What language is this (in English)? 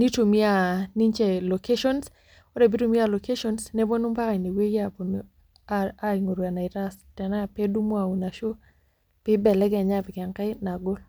Masai